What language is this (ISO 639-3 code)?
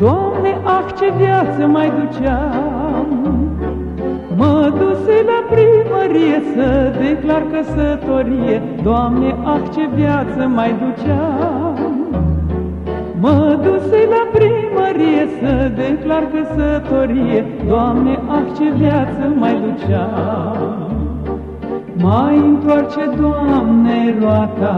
ron